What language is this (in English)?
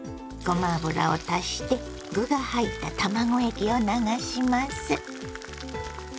Japanese